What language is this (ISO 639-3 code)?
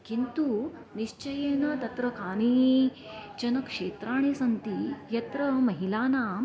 san